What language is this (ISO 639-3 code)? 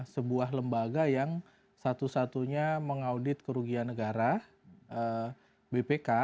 ind